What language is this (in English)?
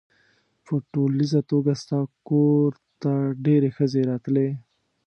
Pashto